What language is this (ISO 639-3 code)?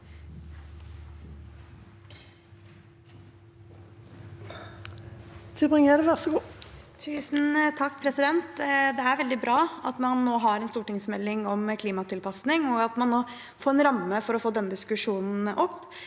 nor